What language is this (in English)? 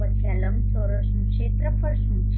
Gujarati